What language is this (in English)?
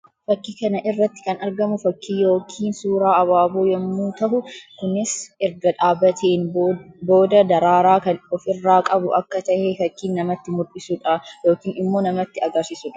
Oromo